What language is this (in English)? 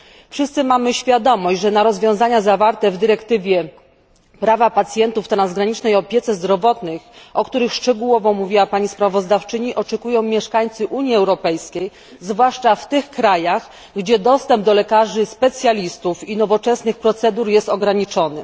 Polish